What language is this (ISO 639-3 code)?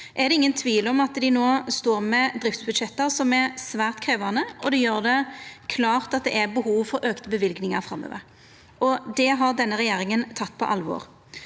nor